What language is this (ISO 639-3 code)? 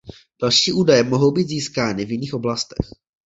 ces